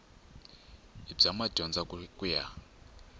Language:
Tsonga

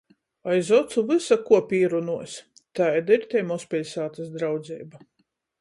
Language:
Latgalian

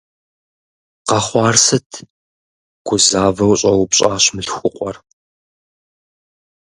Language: Kabardian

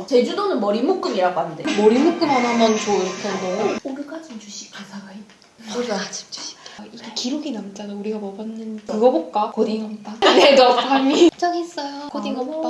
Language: Korean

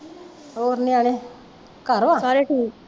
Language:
Punjabi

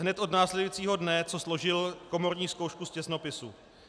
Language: Czech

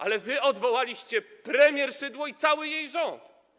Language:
Polish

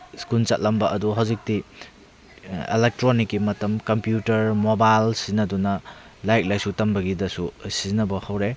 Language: Manipuri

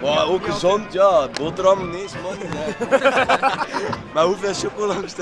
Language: Dutch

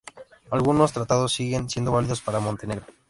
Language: Spanish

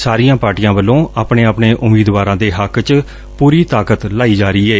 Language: Punjabi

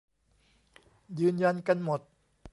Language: Thai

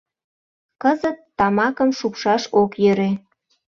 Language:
Mari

